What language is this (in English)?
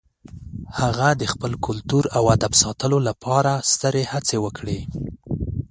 Pashto